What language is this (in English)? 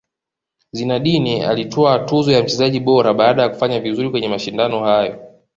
Swahili